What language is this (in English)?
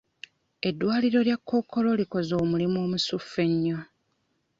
Ganda